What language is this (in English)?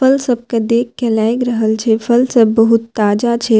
Maithili